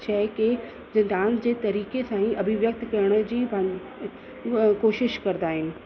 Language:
Sindhi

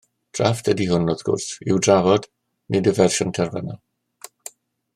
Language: Welsh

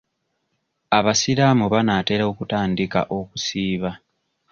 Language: Ganda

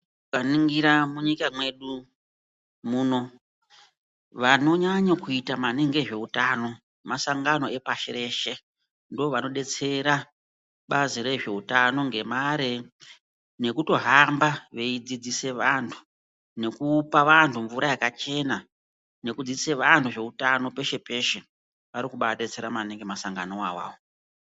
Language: Ndau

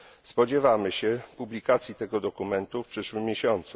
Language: Polish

